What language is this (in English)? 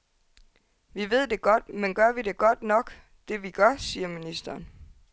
Danish